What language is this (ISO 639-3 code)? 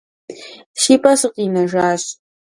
kbd